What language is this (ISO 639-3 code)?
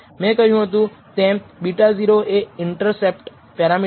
guj